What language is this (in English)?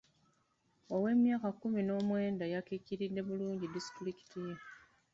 Ganda